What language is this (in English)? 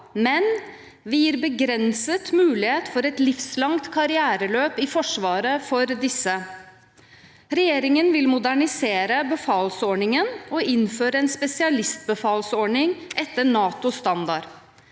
Norwegian